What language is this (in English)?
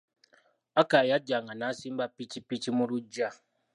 Ganda